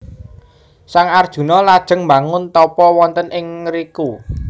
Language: Javanese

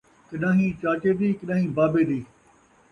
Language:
Saraiki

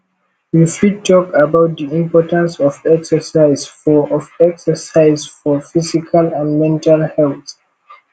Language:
Nigerian Pidgin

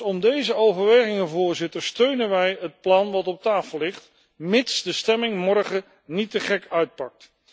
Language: Dutch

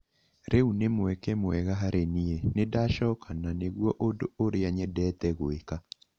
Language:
Kikuyu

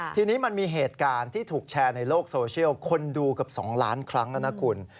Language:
Thai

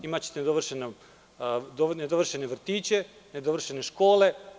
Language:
Serbian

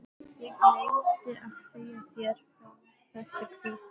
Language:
Icelandic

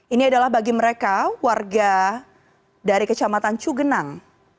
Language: Indonesian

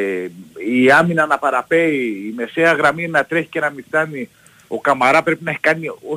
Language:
Greek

